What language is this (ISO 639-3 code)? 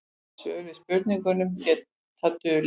isl